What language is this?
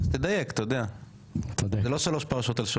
Hebrew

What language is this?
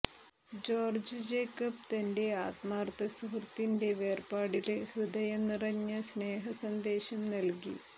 Malayalam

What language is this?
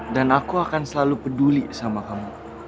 Indonesian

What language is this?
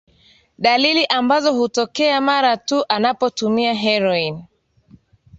Swahili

